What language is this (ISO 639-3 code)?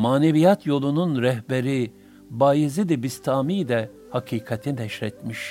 tur